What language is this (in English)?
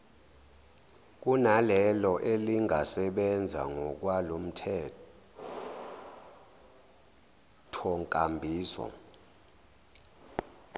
Zulu